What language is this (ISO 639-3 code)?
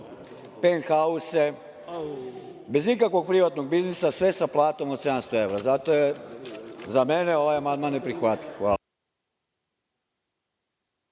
srp